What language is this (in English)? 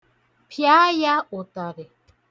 Igbo